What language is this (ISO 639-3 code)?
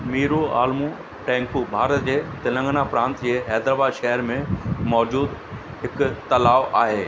snd